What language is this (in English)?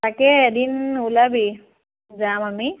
Assamese